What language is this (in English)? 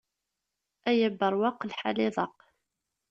Kabyle